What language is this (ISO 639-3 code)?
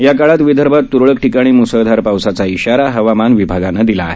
mar